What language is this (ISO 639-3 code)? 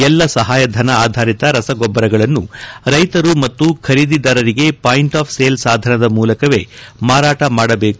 kan